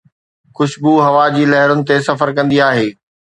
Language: Sindhi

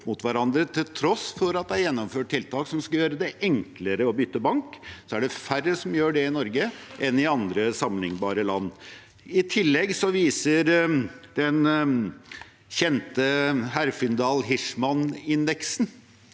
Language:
Norwegian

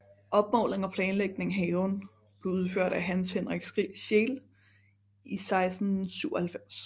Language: Danish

